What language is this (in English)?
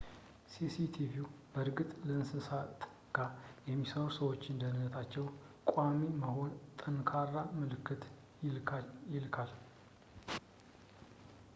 Amharic